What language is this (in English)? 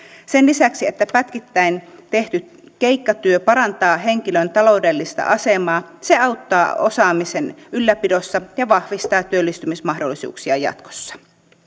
Finnish